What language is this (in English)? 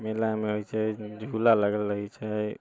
Maithili